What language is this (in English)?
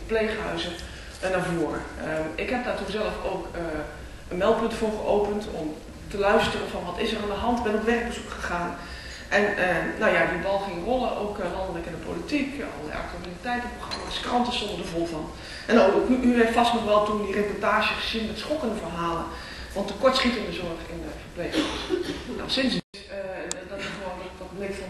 Dutch